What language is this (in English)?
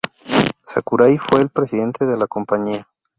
Spanish